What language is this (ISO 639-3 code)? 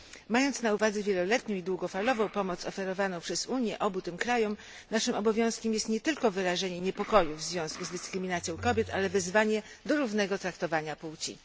pol